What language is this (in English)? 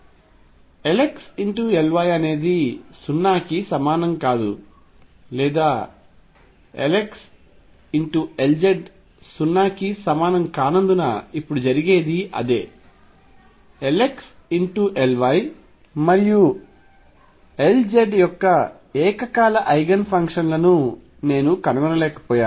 Telugu